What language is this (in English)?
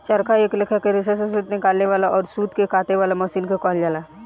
Bhojpuri